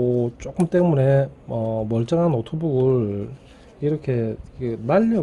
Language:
Korean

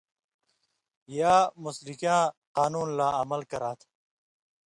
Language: Indus Kohistani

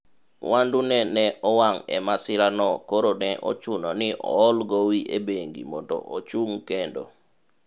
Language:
Luo (Kenya and Tanzania)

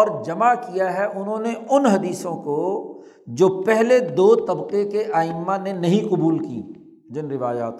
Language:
Urdu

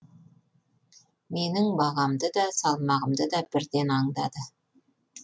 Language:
Kazakh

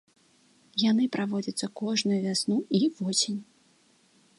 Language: Belarusian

